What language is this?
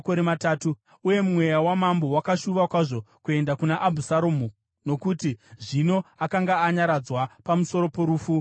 Shona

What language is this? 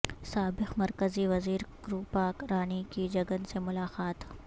Urdu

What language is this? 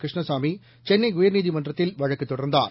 Tamil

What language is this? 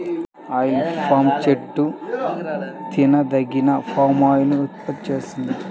Telugu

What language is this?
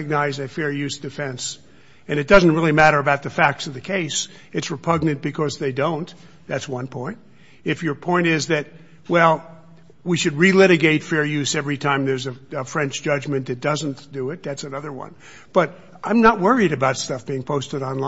English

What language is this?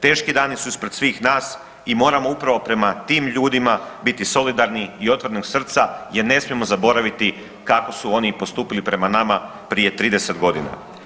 Croatian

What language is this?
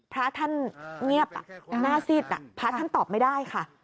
Thai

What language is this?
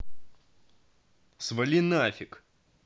Russian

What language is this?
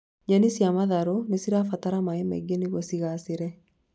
Kikuyu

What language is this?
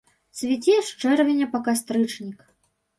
Belarusian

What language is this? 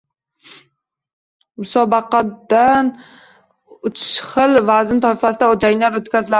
Uzbek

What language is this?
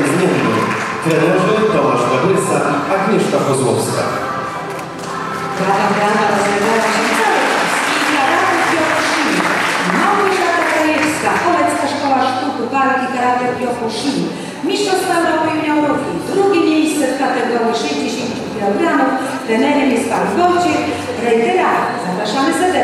Polish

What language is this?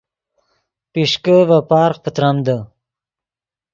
Yidgha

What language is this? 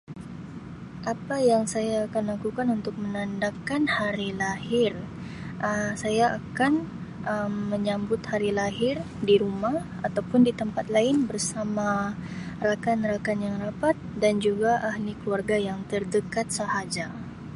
Sabah Malay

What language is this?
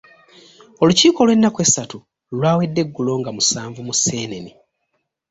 Ganda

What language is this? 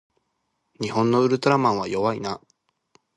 Japanese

